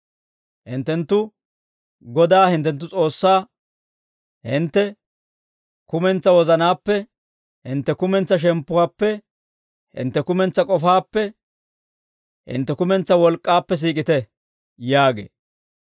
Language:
Dawro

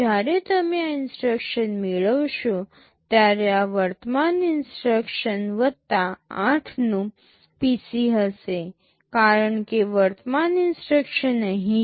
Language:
Gujarati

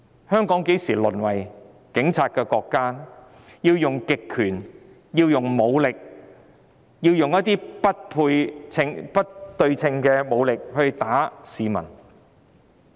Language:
Cantonese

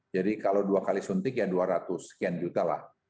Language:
Indonesian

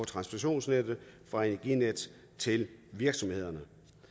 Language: Danish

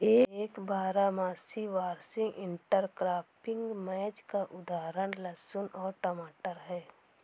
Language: Hindi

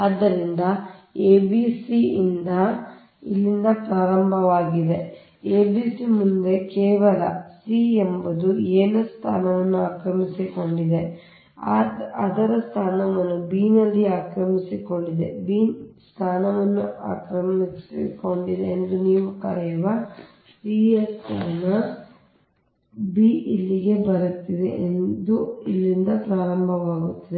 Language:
Kannada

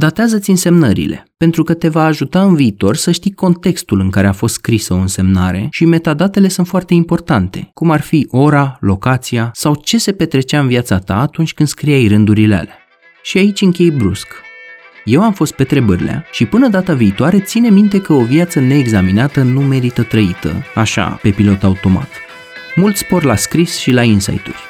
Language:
Romanian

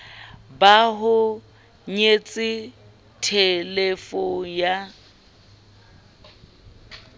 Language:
Southern Sotho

